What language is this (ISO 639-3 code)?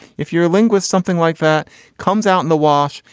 eng